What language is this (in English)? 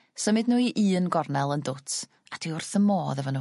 Welsh